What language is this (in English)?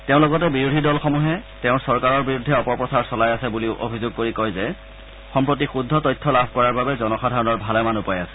Assamese